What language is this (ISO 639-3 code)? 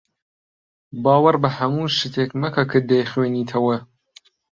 ckb